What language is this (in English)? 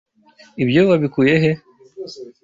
Kinyarwanda